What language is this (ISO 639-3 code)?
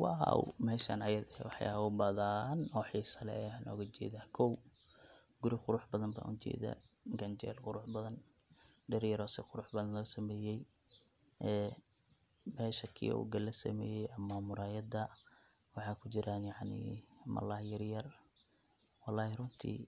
som